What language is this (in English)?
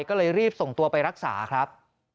Thai